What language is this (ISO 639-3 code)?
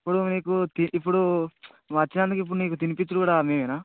tel